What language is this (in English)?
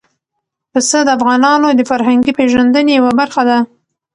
Pashto